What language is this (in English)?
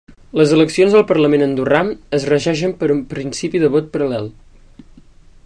Catalan